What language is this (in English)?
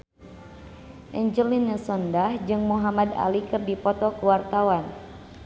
Sundanese